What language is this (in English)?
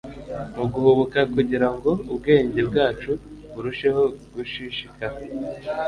Kinyarwanda